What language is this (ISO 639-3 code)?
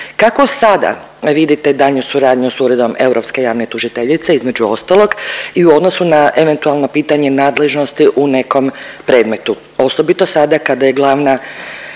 hrv